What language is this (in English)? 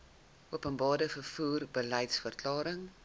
Afrikaans